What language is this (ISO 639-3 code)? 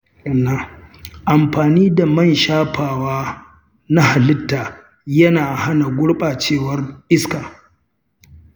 hau